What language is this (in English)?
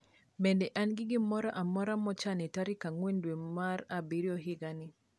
Luo (Kenya and Tanzania)